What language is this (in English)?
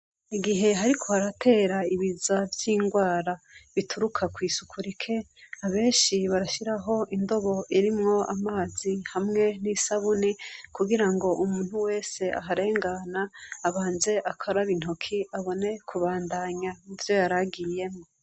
Rundi